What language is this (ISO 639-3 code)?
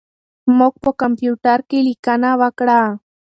pus